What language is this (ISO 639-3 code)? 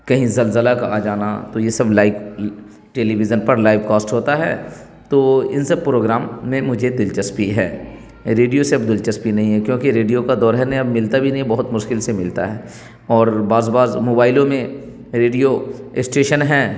urd